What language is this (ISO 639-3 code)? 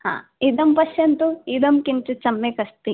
san